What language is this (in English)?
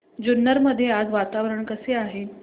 Marathi